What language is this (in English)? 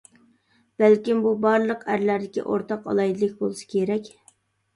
Uyghur